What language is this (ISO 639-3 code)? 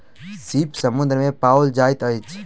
mai